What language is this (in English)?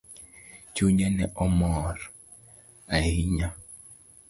Luo (Kenya and Tanzania)